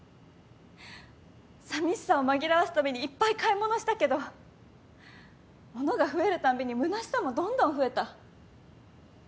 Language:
Japanese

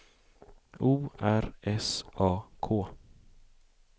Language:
Swedish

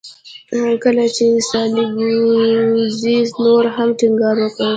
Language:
Pashto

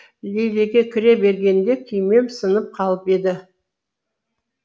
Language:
Kazakh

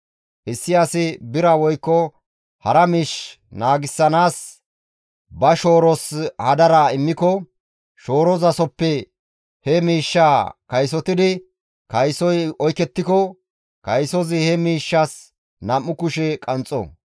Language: Gamo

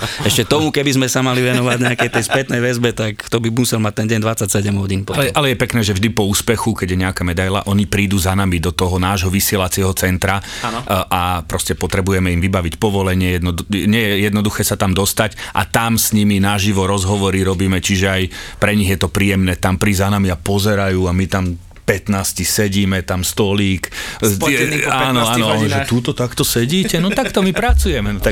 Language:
Slovak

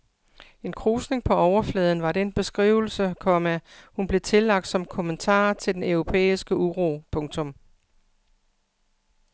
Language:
Danish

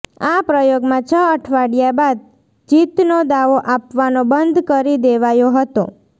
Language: Gujarati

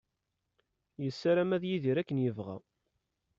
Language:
Kabyle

